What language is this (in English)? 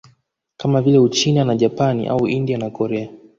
Swahili